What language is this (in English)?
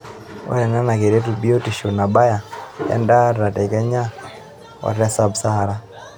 Masai